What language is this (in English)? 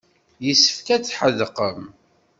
Kabyle